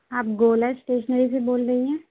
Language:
Urdu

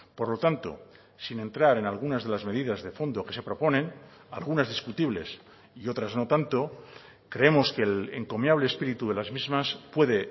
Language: Spanish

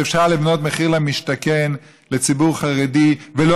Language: Hebrew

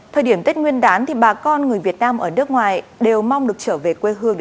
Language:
Vietnamese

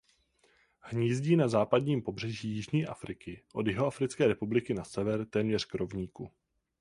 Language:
Czech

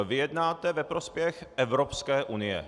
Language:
Czech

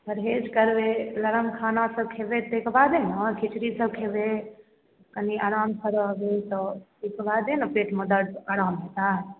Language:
Maithili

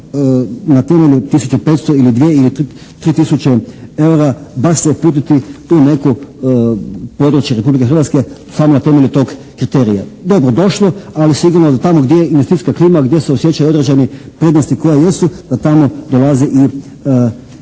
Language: Croatian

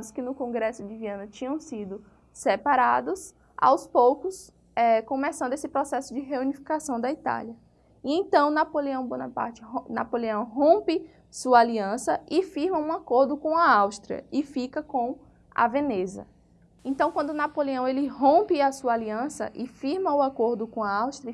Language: Portuguese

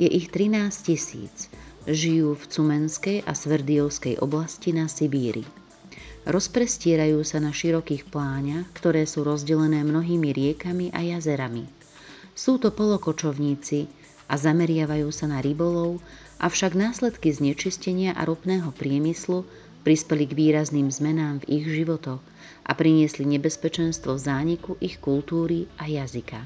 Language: Slovak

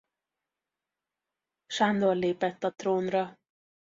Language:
Hungarian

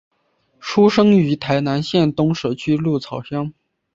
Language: Chinese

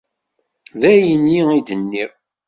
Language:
Kabyle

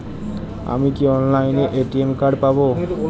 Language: Bangla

